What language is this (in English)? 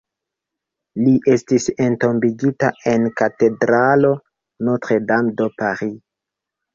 Esperanto